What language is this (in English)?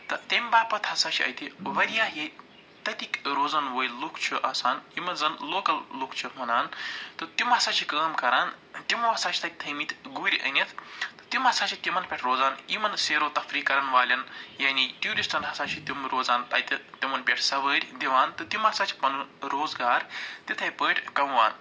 Kashmiri